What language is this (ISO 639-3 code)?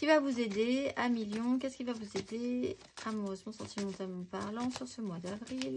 fra